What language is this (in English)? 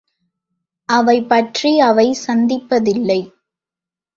Tamil